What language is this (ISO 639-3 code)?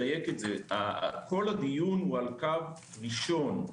heb